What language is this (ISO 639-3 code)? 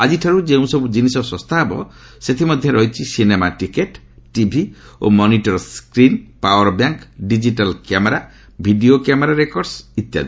ori